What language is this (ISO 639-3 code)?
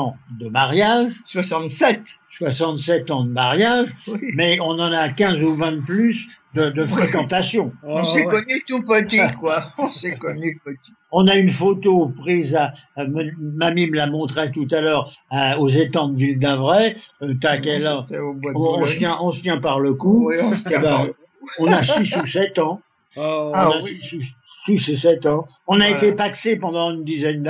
fra